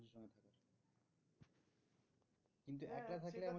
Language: Bangla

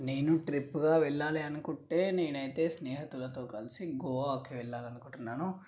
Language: Telugu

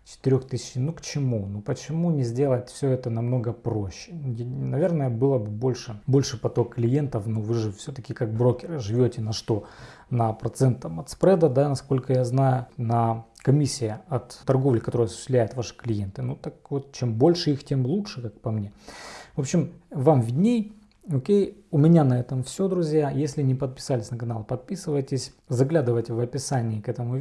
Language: Russian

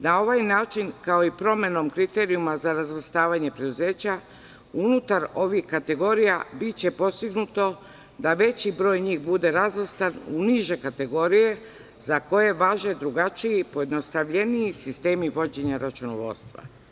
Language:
Serbian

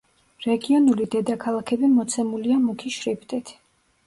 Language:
Georgian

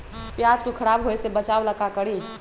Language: Magahi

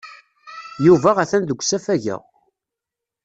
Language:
Kabyle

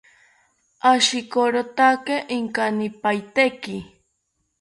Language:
South Ucayali Ashéninka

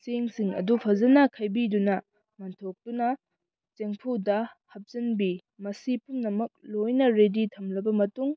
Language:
Manipuri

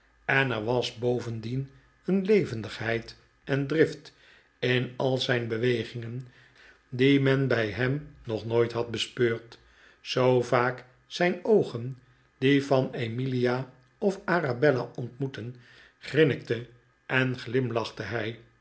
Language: Dutch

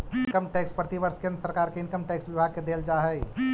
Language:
Magahi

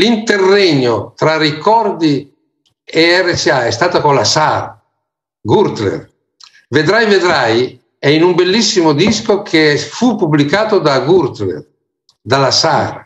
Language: Italian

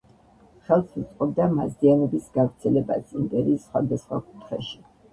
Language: Georgian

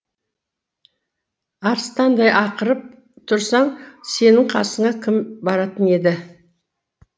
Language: Kazakh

